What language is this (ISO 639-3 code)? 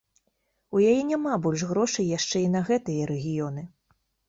bel